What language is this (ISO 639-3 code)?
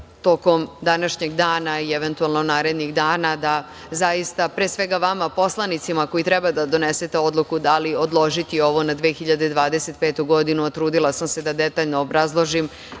srp